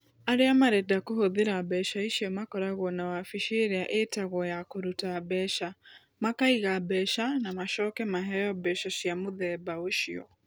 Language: Kikuyu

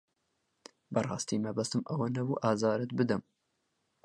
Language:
Central Kurdish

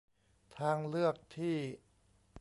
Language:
Thai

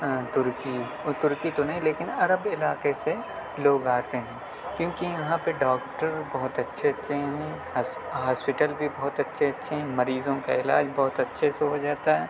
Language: Urdu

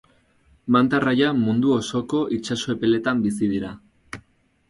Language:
Basque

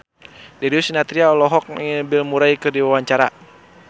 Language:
Sundanese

